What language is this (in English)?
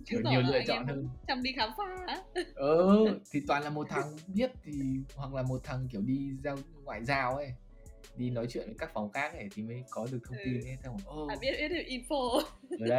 Vietnamese